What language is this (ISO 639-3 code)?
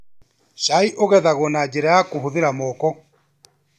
kik